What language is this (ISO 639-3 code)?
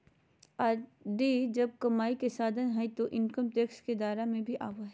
mag